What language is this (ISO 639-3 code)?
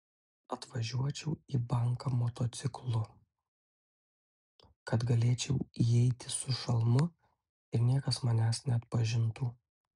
lit